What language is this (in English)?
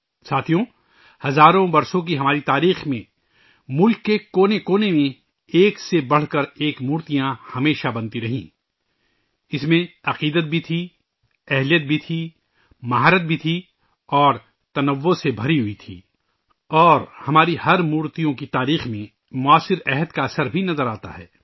Urdu